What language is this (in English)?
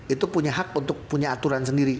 Indonesian